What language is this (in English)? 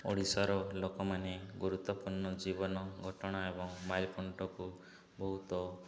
Odia